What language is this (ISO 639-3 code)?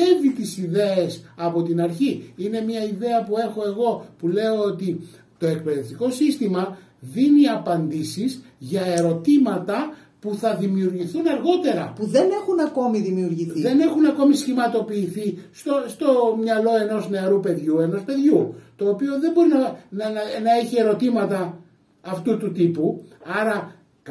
ell